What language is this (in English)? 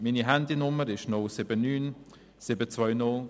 Swiss German